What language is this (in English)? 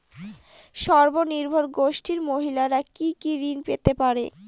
Bangla